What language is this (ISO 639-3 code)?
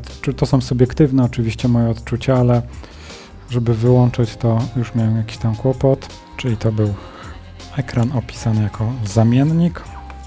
pol